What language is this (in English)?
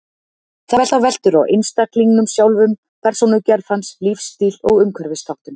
Icelandic